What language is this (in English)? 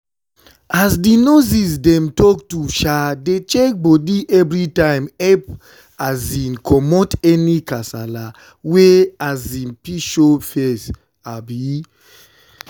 Nigerian Pidgin